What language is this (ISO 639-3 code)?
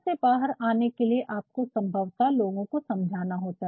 hin